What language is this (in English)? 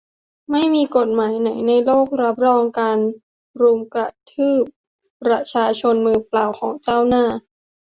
Thai